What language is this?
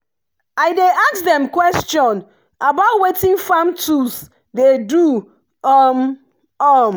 Nigerian Pidgin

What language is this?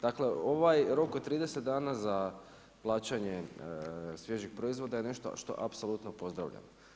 Croatian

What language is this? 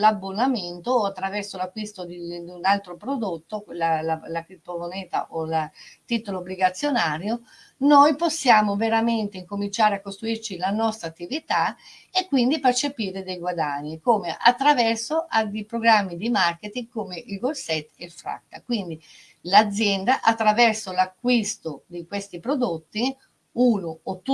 Italian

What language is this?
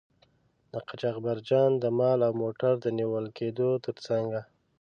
Pashto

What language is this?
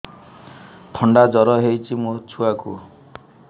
Odia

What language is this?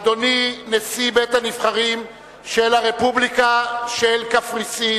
Hebrew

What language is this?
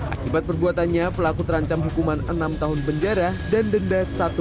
Indonesian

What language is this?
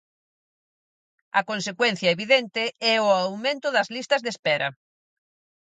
Galician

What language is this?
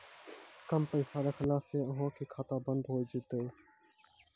Maithili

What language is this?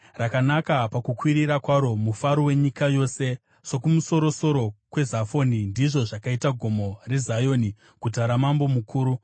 Shona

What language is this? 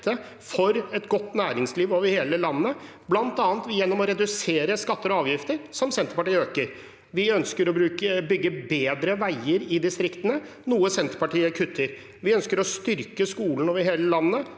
Norwegian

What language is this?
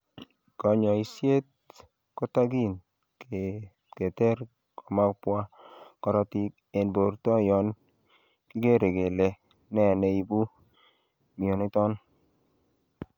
Kalenjin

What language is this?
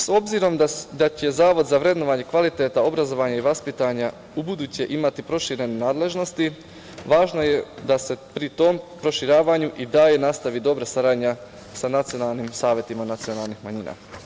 Serbian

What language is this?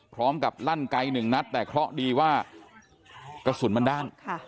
Thai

